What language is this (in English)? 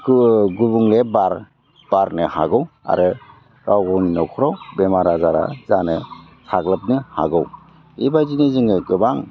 Bodo